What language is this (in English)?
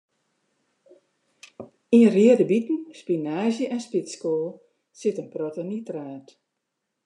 Western Frisian